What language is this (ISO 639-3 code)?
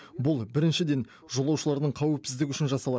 kaz